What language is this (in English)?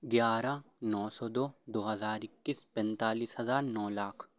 Urdu